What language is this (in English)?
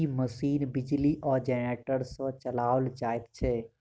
Maithili